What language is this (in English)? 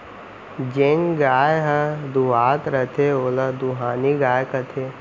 Chhattisgarhi